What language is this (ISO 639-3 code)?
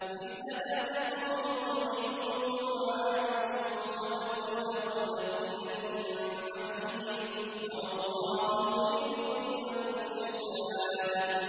ara